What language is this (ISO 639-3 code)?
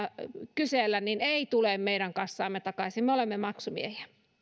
fin